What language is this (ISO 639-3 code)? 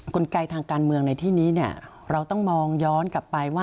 tha